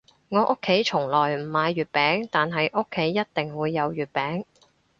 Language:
Cantonese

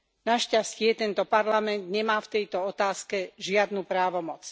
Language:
Slovak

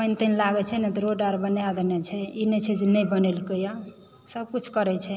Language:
Maithili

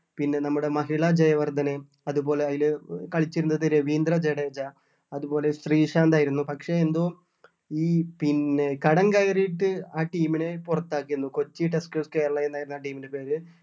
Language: Malayalam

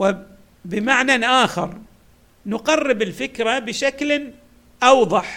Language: Arabic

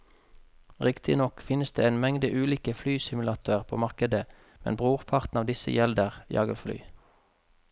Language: Norwegian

